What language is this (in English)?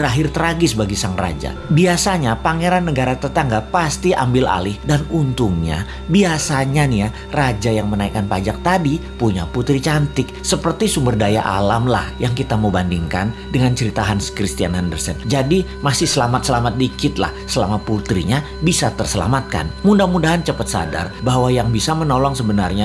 Indonesian